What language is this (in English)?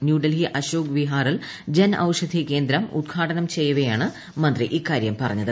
Malayalam